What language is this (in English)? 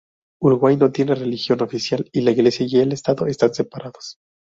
Spanish